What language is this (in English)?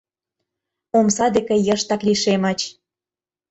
Mari